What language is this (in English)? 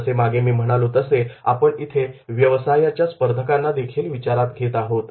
Marathi